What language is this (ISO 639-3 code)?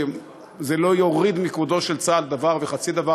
heb